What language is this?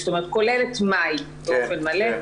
Hebrew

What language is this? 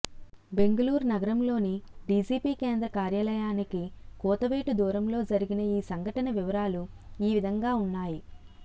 Telugu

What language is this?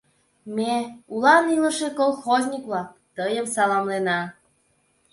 Mari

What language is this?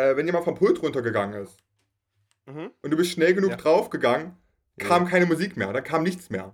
German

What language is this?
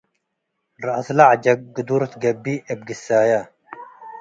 Tigre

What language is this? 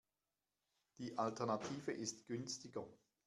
German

